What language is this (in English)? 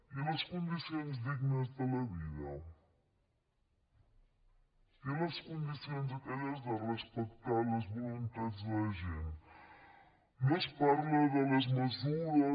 Catalan